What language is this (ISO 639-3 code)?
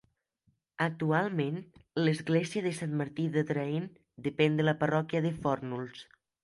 cat